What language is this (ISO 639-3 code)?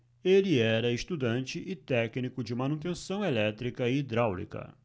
por